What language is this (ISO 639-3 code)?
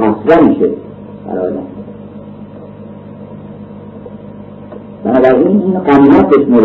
fas